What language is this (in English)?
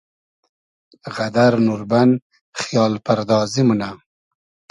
Hazaragi